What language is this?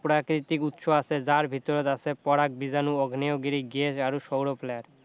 Assamese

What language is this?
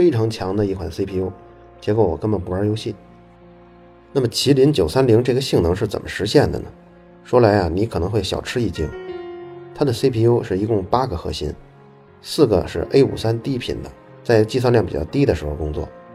Chinese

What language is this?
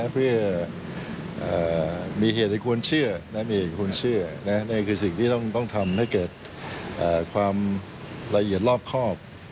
Thai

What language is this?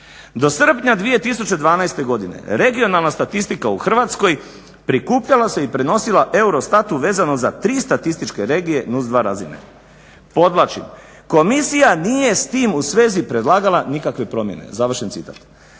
Croatian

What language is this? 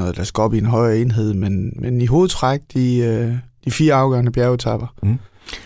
Danish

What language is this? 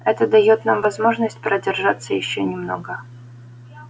Russian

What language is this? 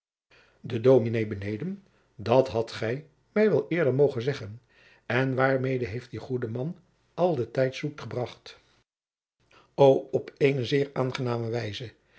Dutch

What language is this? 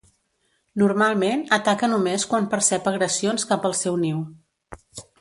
Catalan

